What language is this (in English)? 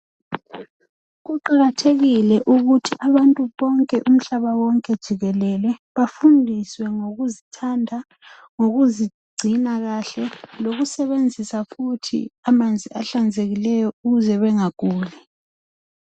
North Ndebele